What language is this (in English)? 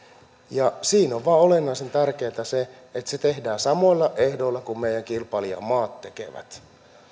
Finnish